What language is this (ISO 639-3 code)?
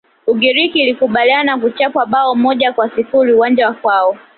swa